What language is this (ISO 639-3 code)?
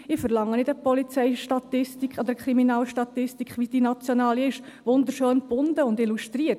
gsw